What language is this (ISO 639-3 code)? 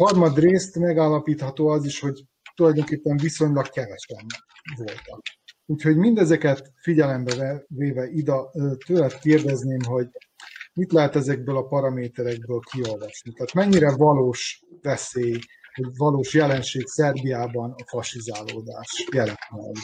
hun